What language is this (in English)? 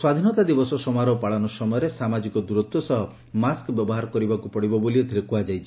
Odia